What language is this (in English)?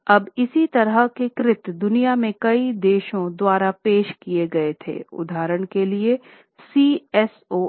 Hindi